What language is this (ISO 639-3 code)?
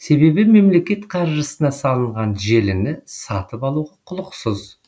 kaz